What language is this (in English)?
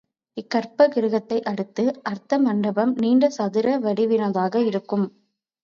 Tamil